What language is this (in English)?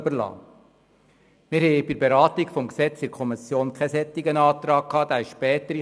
Swiss German